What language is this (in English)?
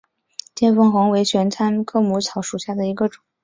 Chinese